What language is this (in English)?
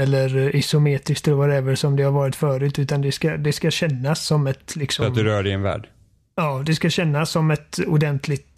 Swedish